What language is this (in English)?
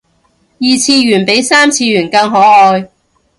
Cantonese